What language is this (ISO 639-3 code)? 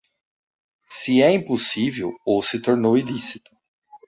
por